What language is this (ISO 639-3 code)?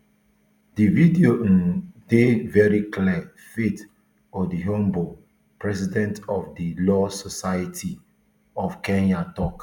pcm